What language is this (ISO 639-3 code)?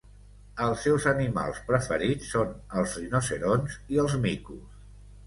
cat